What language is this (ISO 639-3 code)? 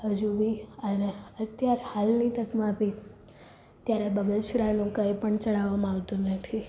guj